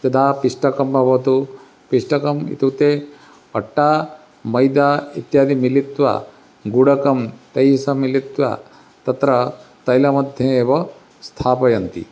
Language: Sanskrit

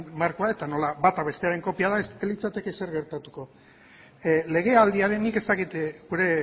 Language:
Basque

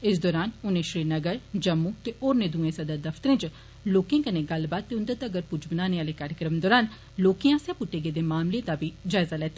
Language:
Dogri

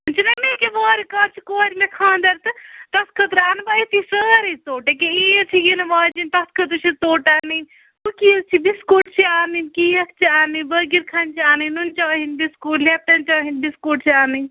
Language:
Kashmiri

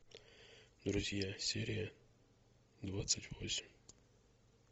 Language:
Russian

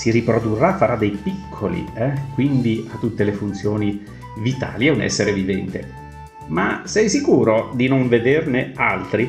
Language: Italian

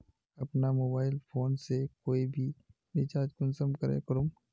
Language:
Magahi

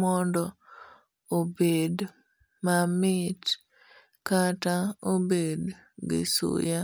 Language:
Luo (Kenya and Tanzania)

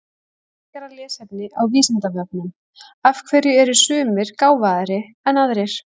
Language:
Icelandic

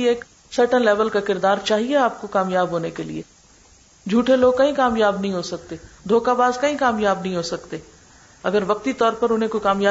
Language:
Urdu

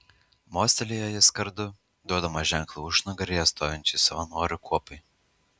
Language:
Lithuanian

